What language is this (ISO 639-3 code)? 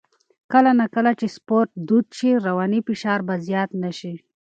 pus